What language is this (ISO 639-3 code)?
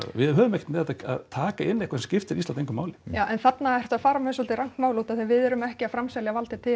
isl